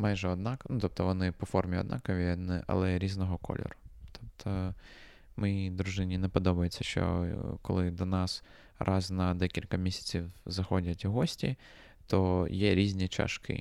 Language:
Ukrainian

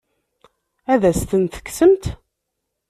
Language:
Kabyle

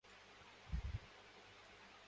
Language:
Urdu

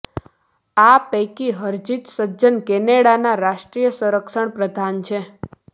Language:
Gujarati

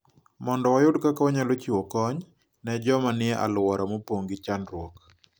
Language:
Luo (Kenya and Tanzania)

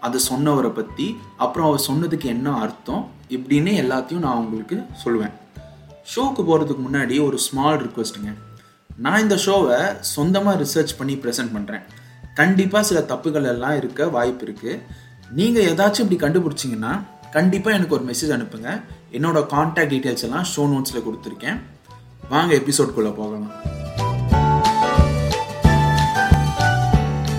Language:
Tamil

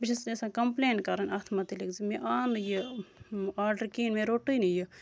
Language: Kashmiri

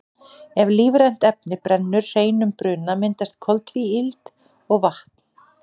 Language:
Icelandic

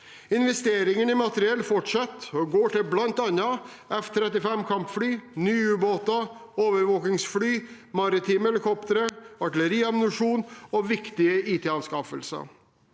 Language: Norwegian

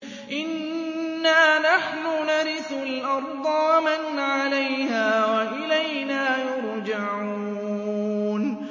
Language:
Arabic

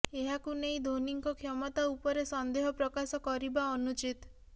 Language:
Odia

